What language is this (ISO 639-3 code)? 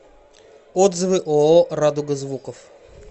rus